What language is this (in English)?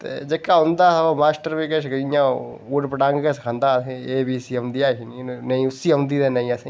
Dogri